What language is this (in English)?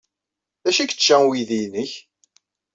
Kabyle